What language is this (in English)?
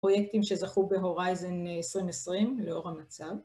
Hebrew